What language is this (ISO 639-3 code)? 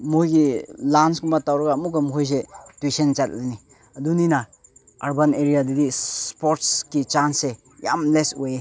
mni